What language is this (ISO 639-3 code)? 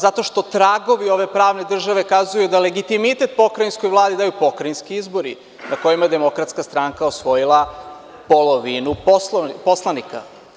srp